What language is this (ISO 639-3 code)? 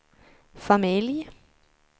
swe